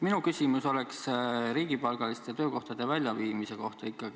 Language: Estonian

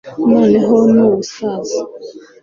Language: Kinyarwanda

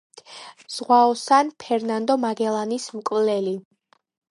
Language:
Georgian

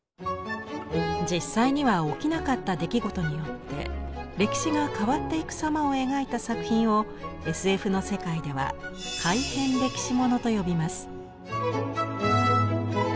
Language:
Japanese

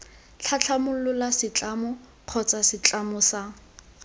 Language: Tswana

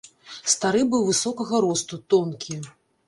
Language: Belarusian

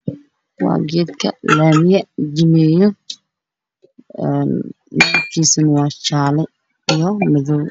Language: Somali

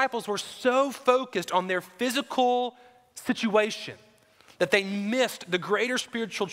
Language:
English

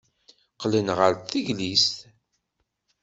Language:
Kabyle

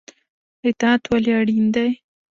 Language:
Pashto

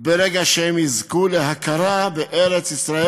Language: Hebrew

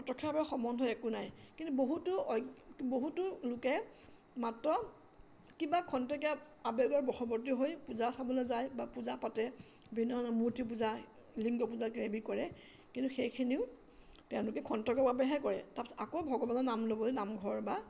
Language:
Assamese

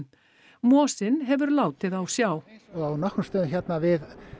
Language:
Icelandic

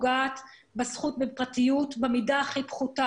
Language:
Hebrew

